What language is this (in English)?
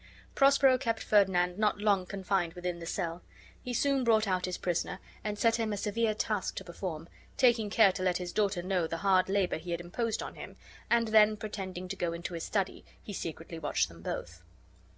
English